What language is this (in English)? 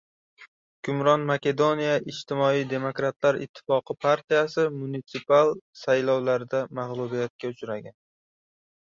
Uzbek